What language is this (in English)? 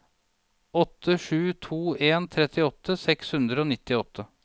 Norwegian